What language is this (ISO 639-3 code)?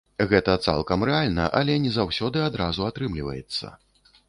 bel